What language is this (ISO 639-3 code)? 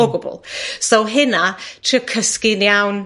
cym